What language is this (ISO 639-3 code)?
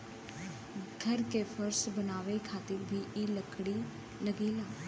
bho